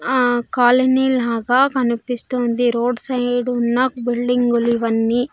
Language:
Telugu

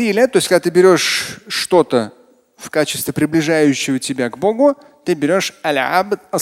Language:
Russian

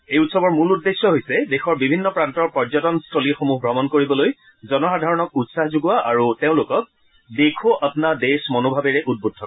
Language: Assamese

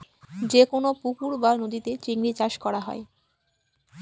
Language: Bangla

